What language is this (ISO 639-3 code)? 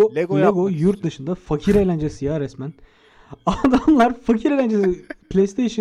tur